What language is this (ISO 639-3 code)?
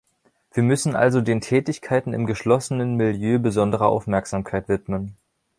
deu